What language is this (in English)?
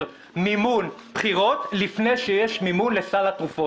Hebrew